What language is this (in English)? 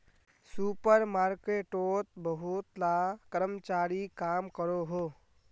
Magahi